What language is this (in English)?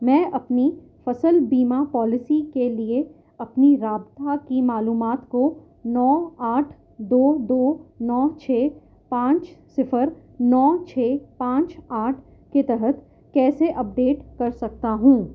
Urdu